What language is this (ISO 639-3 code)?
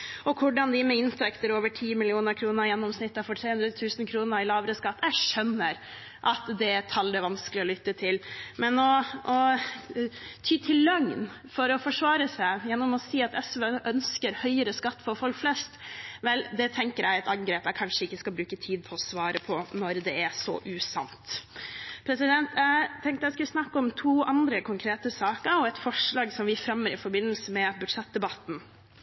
nob